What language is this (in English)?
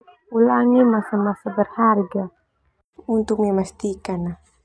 Termanu